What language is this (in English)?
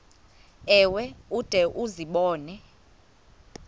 Xhosa